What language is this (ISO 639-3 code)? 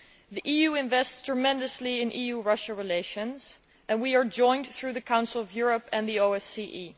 eng